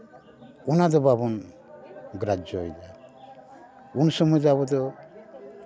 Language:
Santali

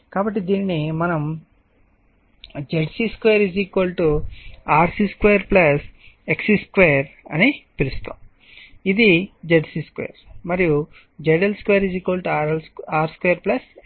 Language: Telugu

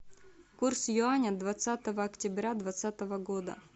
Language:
Russian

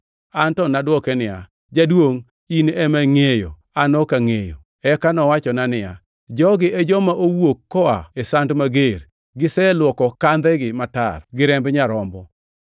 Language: Luo (Kenya and Tanzania)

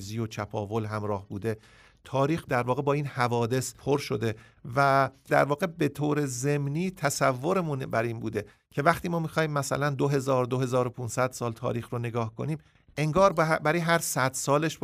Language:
Persian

